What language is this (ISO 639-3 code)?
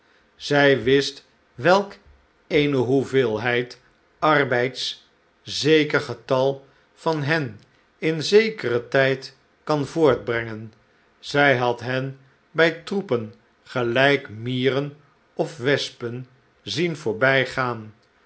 nld